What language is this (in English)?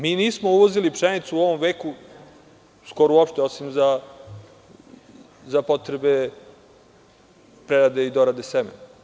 Serbian